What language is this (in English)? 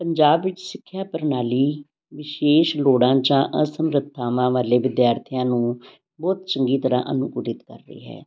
Punjabi